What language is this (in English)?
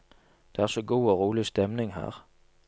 Norwegian